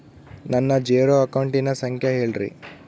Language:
Kannada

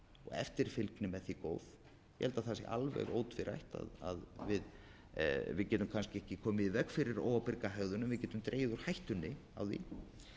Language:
Icelandic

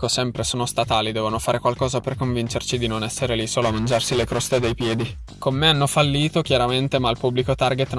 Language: Italian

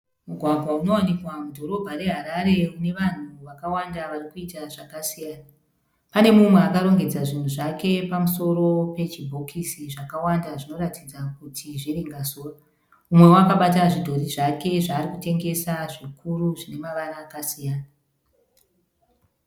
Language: Shona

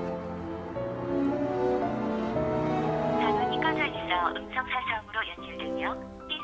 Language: Korean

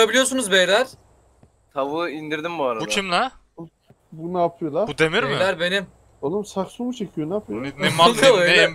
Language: Turkish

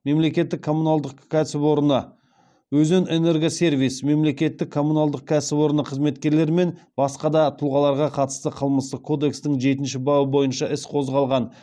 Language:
Kazakh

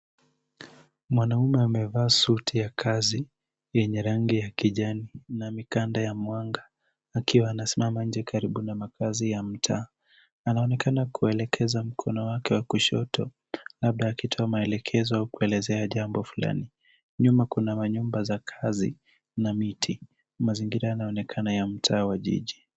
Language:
Swahili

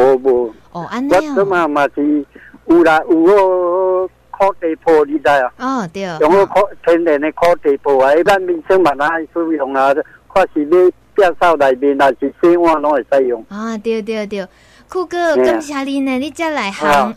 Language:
Chinese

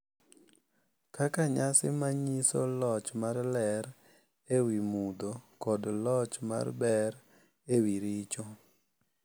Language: Luo (Kenya and Tanzania)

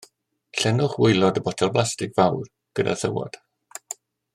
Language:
Welsh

